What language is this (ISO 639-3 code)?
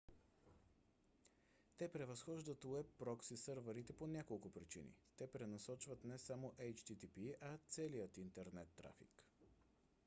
bul